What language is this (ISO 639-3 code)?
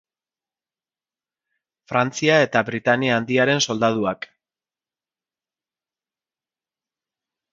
eus